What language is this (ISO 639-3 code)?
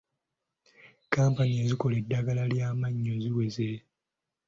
lug